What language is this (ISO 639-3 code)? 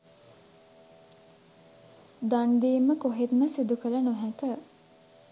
sin